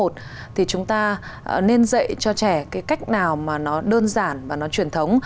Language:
Vietnamese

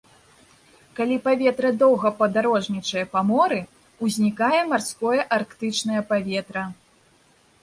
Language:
Belarusian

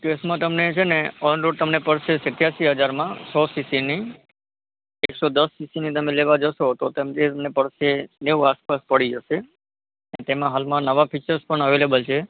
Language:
Gujarati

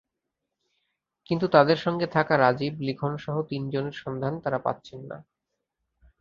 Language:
Bangla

